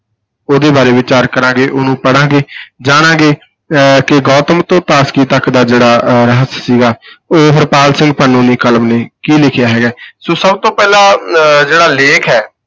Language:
Punjabi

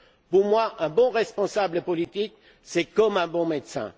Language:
French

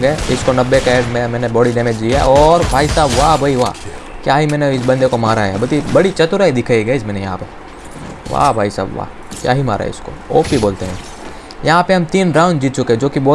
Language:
Hindi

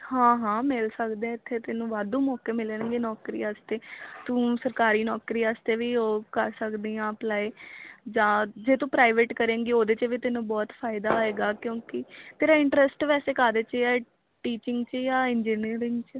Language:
Punjabi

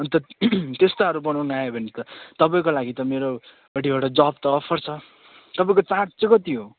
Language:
Nepali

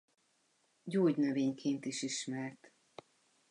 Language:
Hungarian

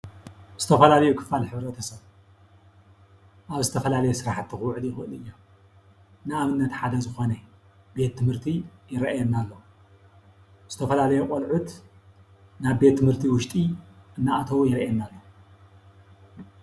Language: Tigrinya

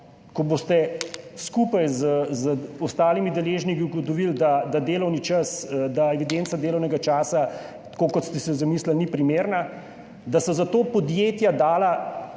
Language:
Slovenian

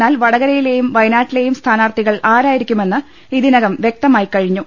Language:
Malayalam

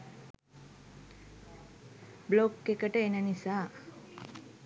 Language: Sinhala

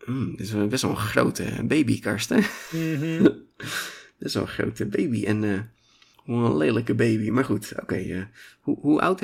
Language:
Dutch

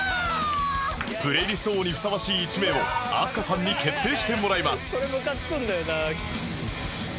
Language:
Japanese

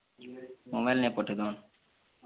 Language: Odia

